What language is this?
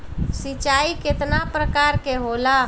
Bhojpuri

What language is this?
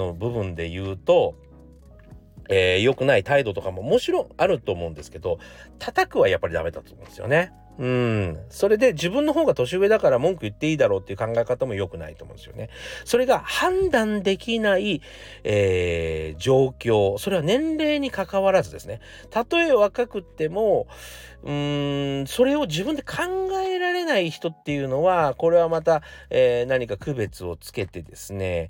Japanese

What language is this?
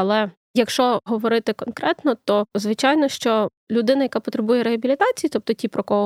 Ukrainian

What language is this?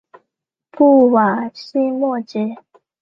Chinese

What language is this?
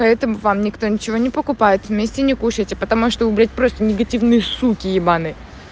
Russian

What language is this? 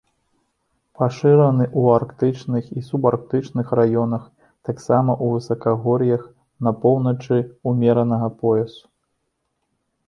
Belarusian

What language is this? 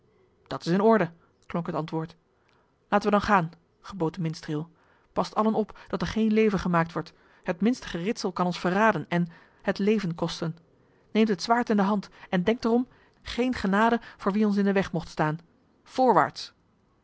Dutch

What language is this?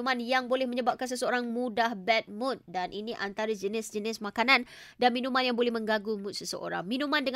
Malay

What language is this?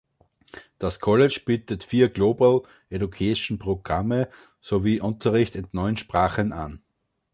German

